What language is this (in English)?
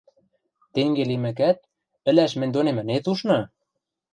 Western Mari